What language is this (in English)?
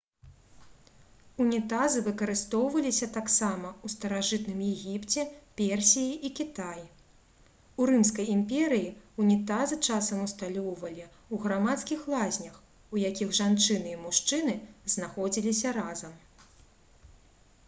Belarusian